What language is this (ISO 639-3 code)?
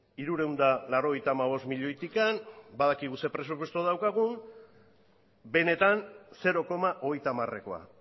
eus